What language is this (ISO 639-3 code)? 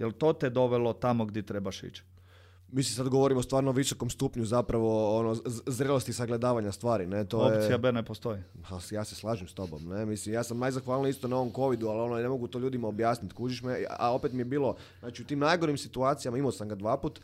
hrv